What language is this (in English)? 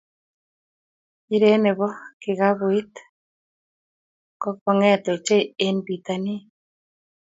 Kalenjin